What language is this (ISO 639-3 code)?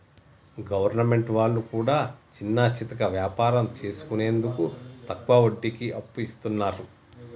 tel